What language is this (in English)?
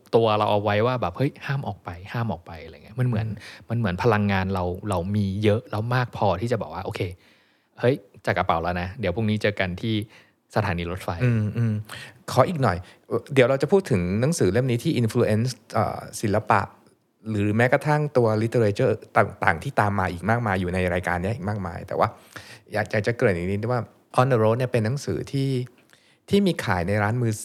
Thai